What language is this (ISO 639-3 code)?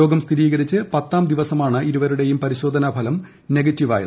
mal